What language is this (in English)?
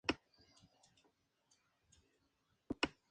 Spanish